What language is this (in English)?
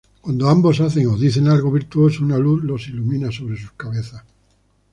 Spanish